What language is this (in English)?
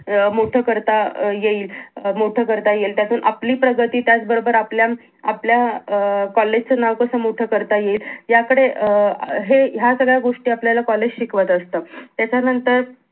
Marathi